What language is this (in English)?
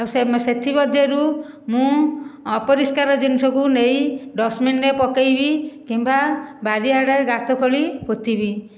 Odia